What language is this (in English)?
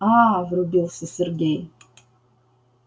Russian